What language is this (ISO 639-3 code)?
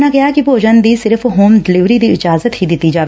pan